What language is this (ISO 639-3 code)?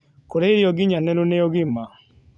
kik